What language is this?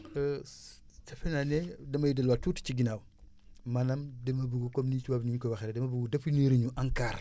Wolof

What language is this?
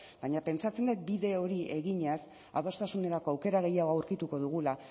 Basque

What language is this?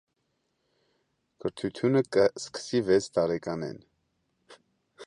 Armenian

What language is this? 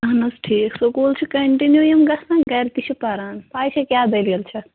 Kashmiri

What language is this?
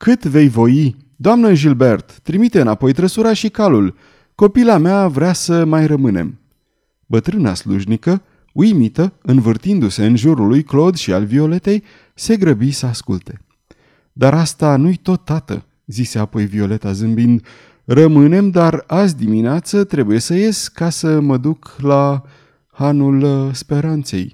Romanian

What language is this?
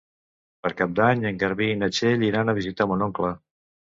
Catalan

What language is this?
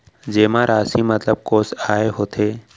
Chhattisgarhi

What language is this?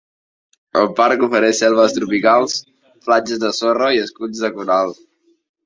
Catalan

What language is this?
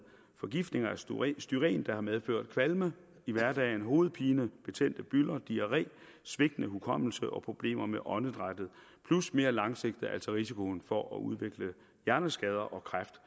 Danish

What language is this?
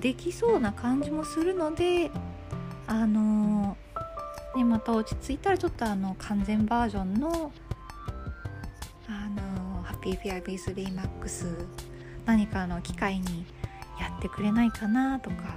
Japanese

